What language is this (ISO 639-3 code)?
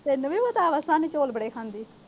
pan